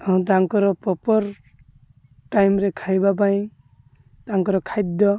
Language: Odia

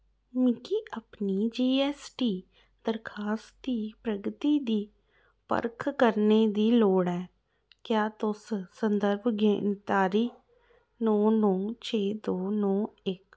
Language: Dogri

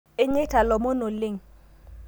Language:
Masai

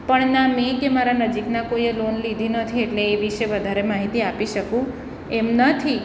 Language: Gujarati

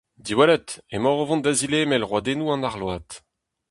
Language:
Breton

